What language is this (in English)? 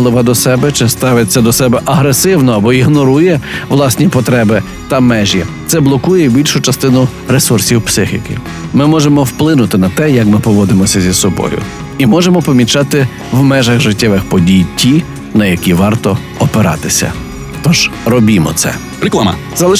Ukrainian